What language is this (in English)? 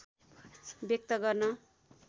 Nepali